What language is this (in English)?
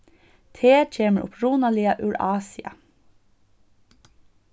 Faroese